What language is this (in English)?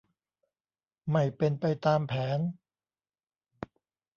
Thai